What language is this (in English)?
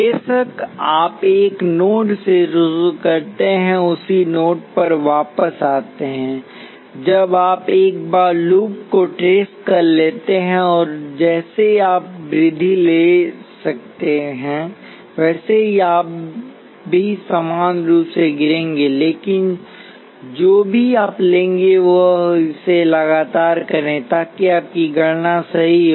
Hindi